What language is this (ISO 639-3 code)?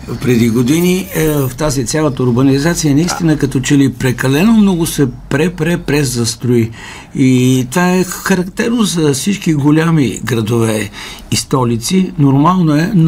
bul